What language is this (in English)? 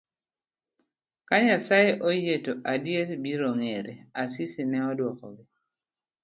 Luo (Kenya and Tanzania)